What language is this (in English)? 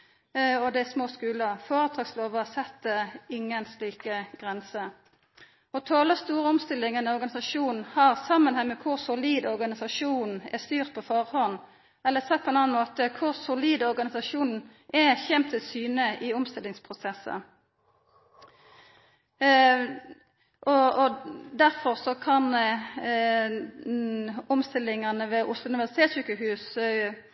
Norwegian Nynorsk